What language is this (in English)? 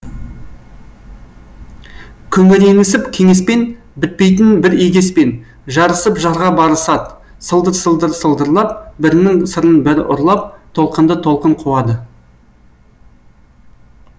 Kazakh